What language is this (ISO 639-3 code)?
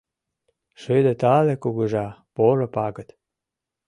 chm